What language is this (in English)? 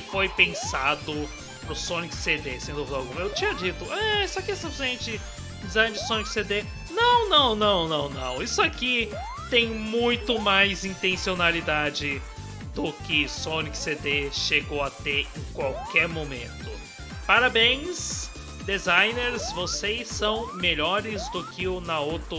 Portuguese